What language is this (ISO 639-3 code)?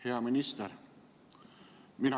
est